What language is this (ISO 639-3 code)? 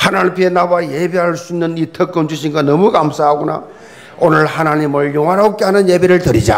kor